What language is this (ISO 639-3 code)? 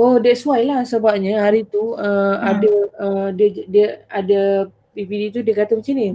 msa